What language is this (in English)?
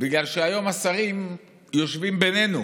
Hebrew